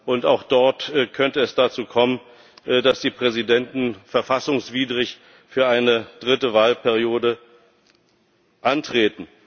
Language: German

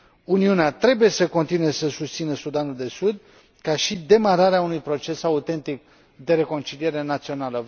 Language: Romanian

